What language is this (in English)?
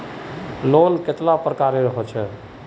Magahi